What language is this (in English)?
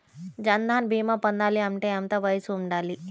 Telugu